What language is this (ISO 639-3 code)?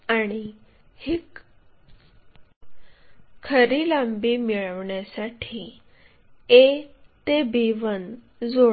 mar